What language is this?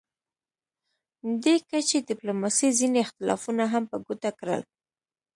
Pashto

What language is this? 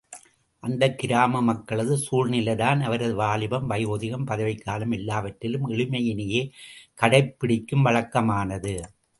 Tamil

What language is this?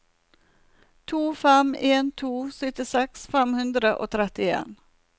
Norwegian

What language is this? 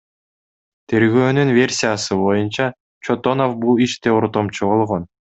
Kyrgyz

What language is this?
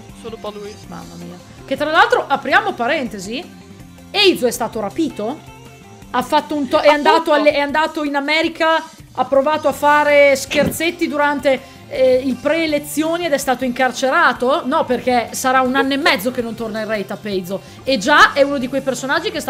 Italian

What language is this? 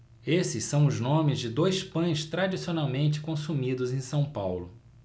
Portuguese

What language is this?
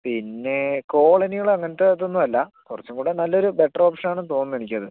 Malayalam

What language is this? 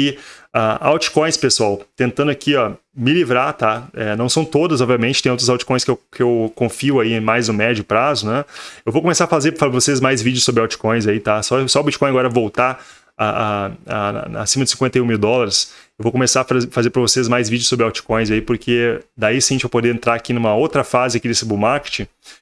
Portuguese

